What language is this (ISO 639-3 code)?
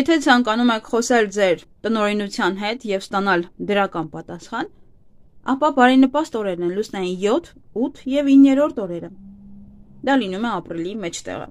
tur